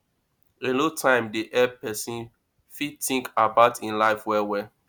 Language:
Nigerian Pidgin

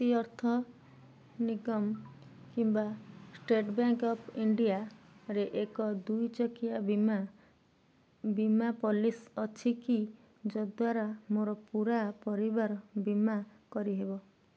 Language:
Odia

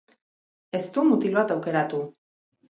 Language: Basque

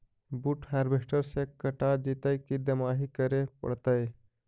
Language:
Magahi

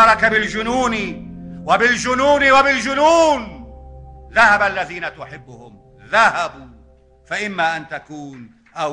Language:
Arabic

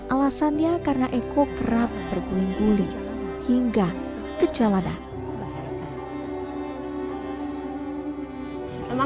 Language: Indonesian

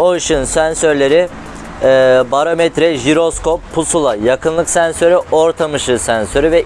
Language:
Turkish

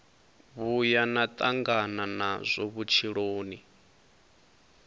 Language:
Venda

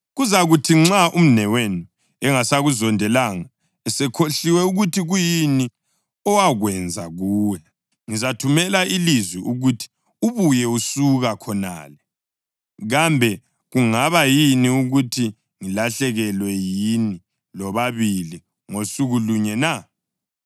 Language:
North Ndebele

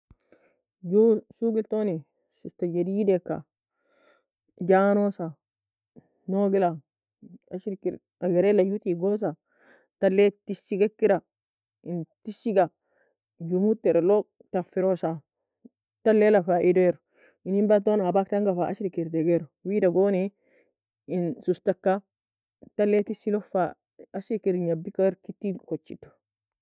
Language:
Nobiin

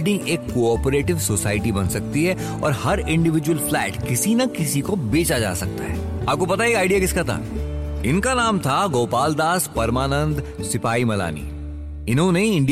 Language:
Hindi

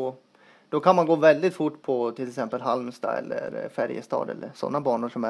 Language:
Swedish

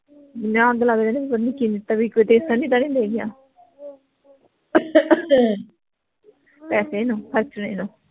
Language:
Punjabi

